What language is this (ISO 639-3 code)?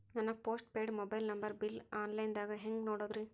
kan